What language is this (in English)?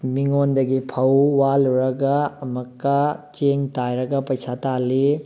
Manipuri